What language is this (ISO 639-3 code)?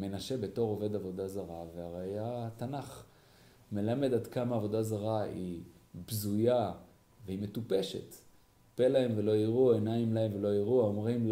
heb